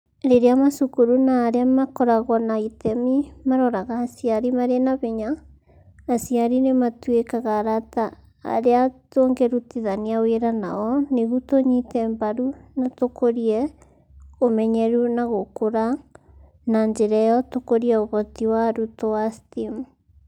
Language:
Kikuyu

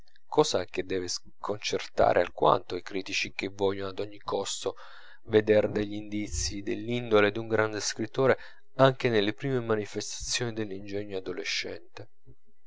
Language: Italian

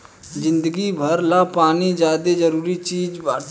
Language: Bhojpuri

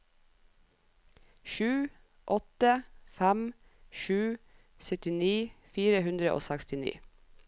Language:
Norwegian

